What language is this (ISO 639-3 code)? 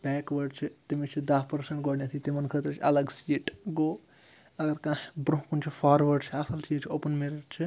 kas